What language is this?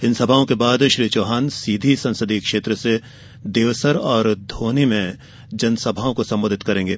Hindi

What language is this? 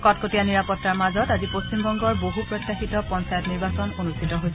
Assamese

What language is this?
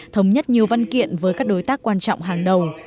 Vietnamese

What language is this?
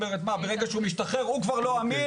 Hebrew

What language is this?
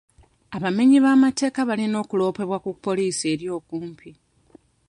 Ganda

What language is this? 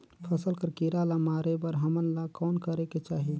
Chhattisgarhi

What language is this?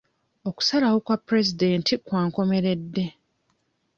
Ganda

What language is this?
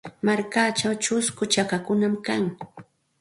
Santa Ana de Tusi Pasco Quechua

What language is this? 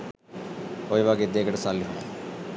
Sinhala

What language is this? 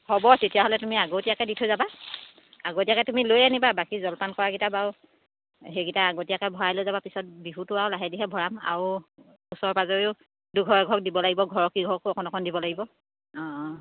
Assamese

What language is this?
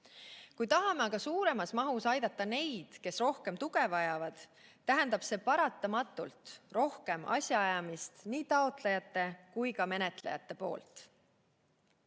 Estonian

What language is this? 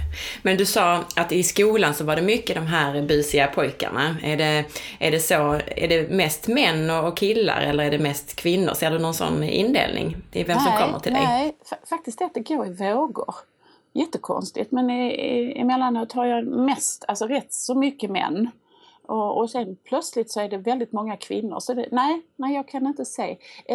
Swedish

